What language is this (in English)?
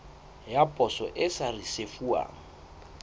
Southern Sotho